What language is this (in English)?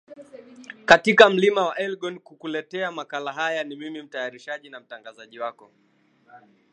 Swahili